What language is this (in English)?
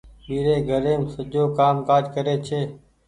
Goaria